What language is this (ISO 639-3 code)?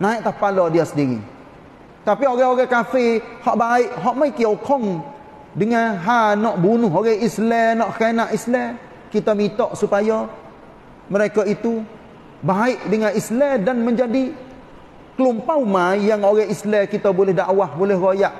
msa